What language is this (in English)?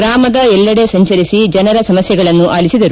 Kannada